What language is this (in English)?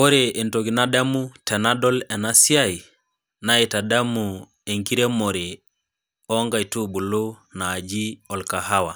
Masai